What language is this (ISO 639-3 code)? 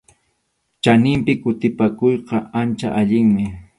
qxu